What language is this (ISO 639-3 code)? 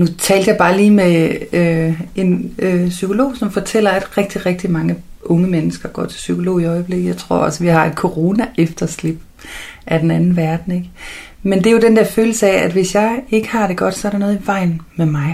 dan